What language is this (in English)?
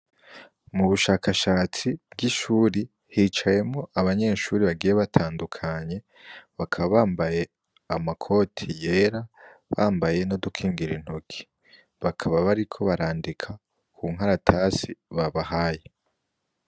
Rundi